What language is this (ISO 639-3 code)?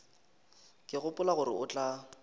nso